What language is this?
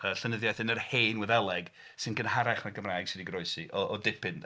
Welsh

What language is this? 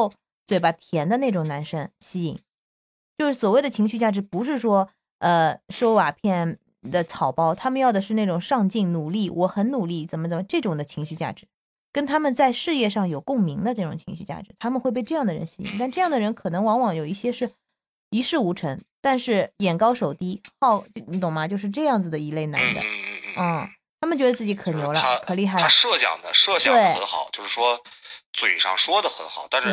Chinese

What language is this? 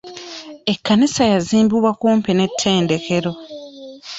Ganda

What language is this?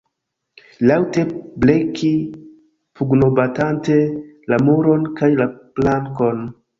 Esperanto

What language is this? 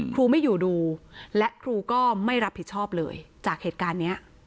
Thai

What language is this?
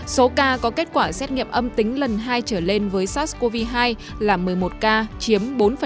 Vietnamese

